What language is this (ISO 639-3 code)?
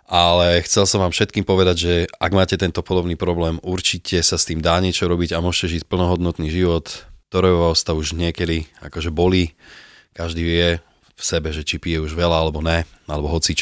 slk